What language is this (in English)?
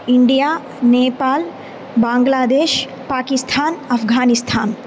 Sanskrit